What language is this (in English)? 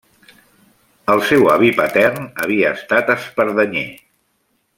Catalan